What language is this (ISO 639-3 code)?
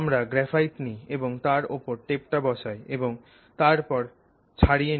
ben